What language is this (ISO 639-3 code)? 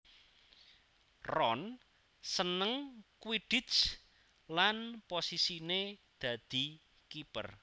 jav